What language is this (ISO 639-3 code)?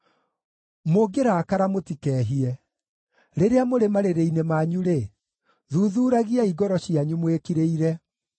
kik